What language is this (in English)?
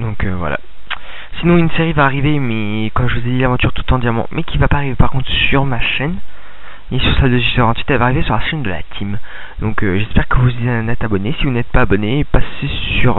French